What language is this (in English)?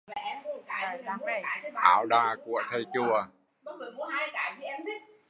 Vietnamese